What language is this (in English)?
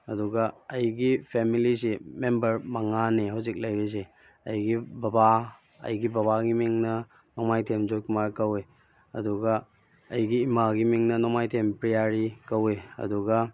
Manipuri